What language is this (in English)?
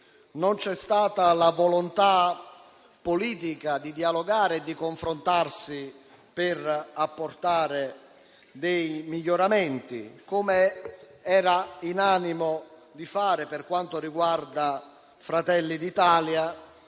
Italian